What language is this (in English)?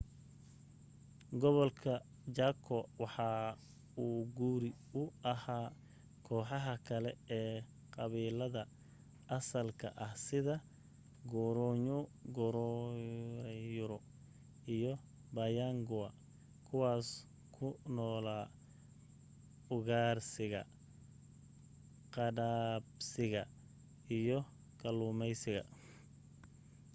Somali